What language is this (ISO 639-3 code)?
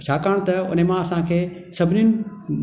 snd